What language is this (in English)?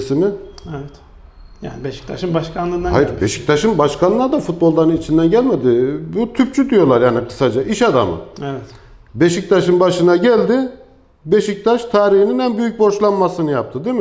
Turkish